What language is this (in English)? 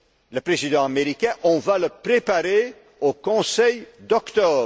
French